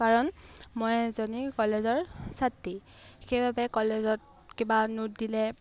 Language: Assamese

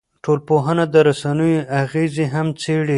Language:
Pashto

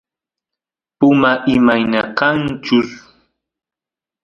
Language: Santiago del Estero Quichua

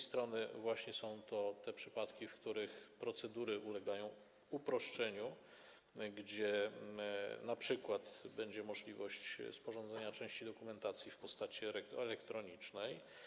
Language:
Polish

